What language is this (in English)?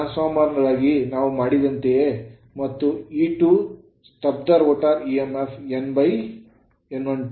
Kannada